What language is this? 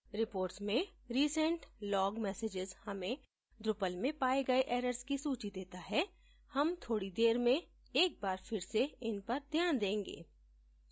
Hindi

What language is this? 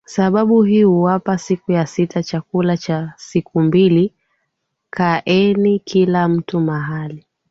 Swahili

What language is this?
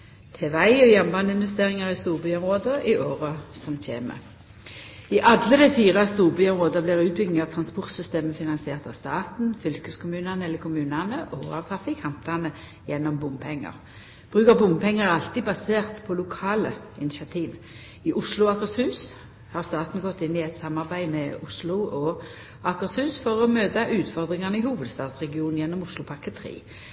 Norwegian Nynorsk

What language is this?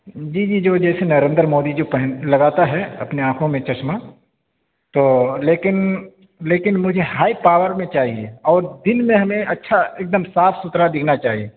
Urdu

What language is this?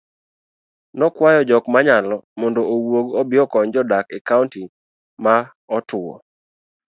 Luo (Kenya and Tanzania)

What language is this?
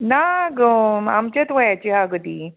Konkani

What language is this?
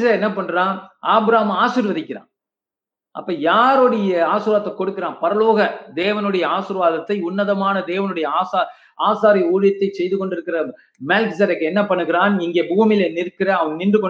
Tamil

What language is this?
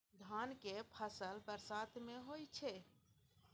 Maithili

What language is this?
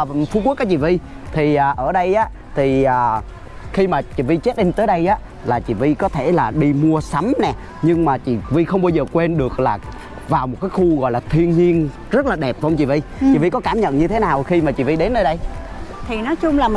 Vietnamese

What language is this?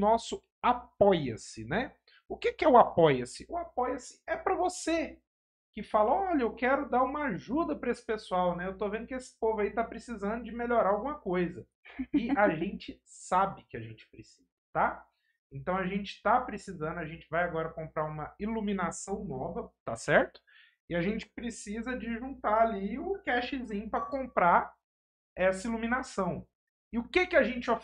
Portuguese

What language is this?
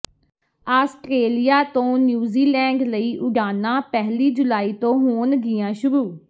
Punjabi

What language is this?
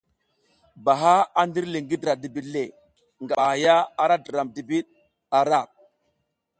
South Giziga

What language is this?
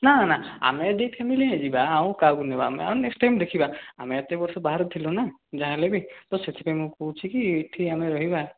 Odia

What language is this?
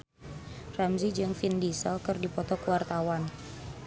Sundanese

